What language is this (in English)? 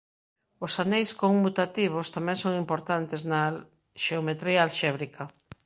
Galician